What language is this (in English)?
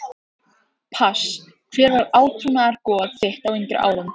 Icelandic